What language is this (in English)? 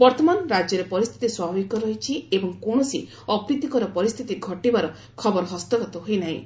Odia